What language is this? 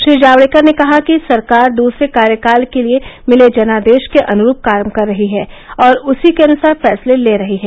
Hindi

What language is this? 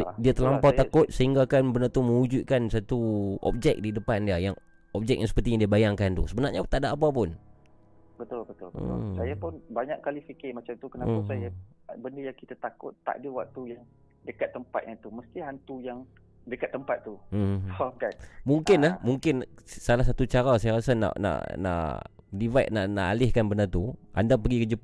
Malay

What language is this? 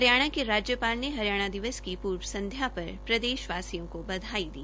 Hindi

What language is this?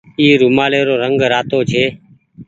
Goaria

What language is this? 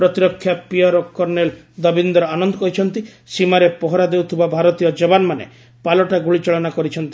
Odia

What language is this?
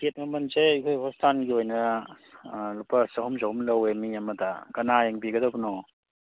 Manipuri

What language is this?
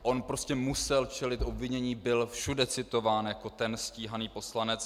Czech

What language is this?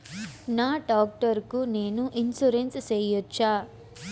Telugu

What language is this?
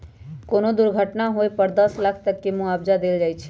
Magahi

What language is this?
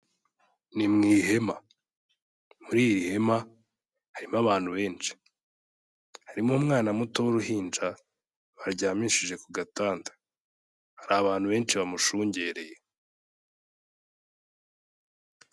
Kinyarwanda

